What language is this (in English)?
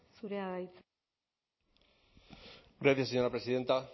Basque